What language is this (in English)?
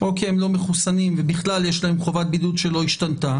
Hebrew